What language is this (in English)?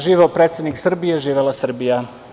Serbian